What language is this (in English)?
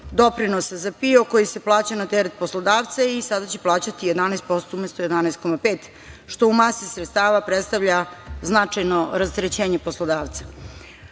Serbian